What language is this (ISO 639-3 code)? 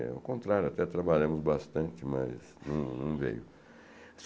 por